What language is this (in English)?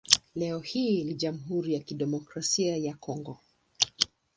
Swahili